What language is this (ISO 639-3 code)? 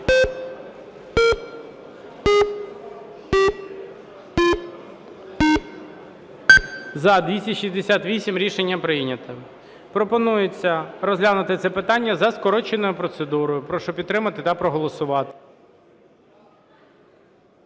ukr